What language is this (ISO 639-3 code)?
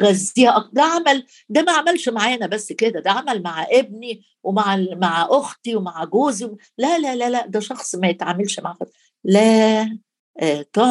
ara